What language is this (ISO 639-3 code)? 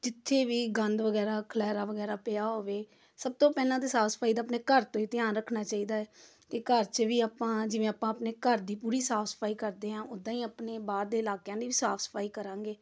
pan